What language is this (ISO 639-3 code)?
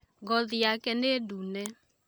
kik